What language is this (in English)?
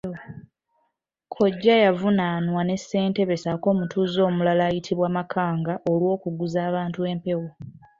Ganda